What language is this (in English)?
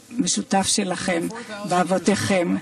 Hebrew